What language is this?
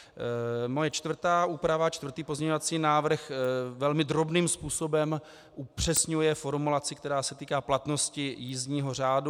Czech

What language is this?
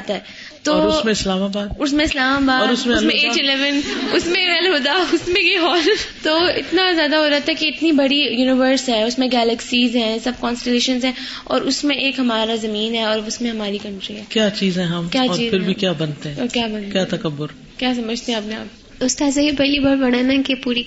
Urdu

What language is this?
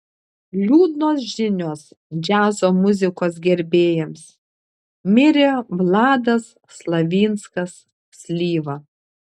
Lithuanian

